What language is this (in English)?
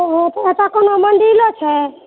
Maithili